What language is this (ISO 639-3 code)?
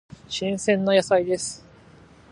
jpn